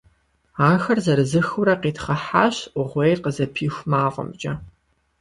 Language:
Kabardian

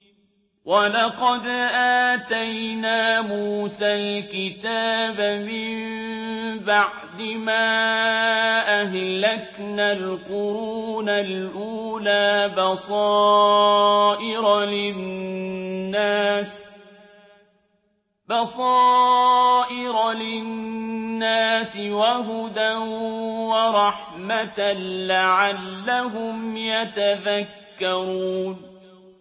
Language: Arabic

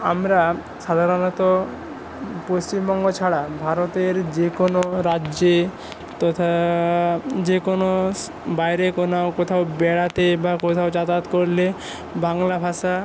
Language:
Bangla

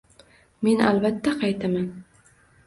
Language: Uzbek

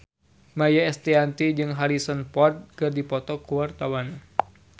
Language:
Sundanese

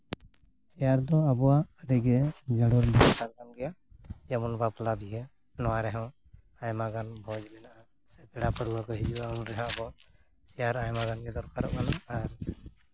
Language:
Santali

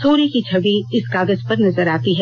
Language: Hindi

